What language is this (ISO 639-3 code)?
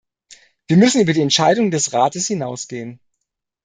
deu